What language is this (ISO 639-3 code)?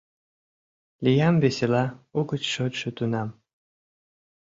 chm